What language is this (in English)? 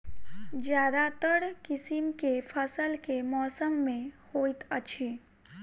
Maithili